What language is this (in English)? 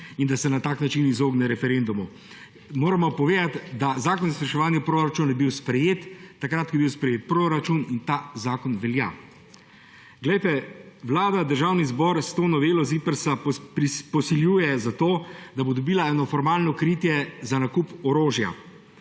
Slovenian